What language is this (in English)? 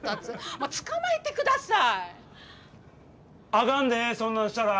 Japanese